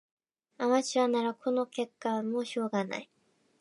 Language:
Japanese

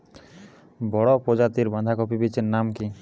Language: Bangla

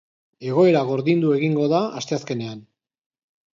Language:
Basque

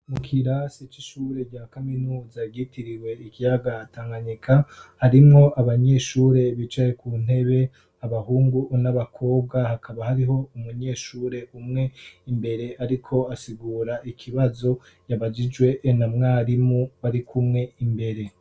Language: Rundi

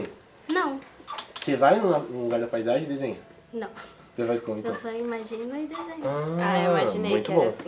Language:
Portuguese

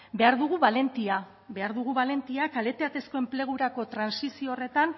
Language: Basque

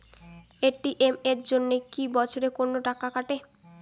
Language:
Bangla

